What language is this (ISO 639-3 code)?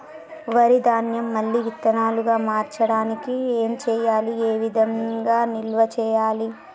tel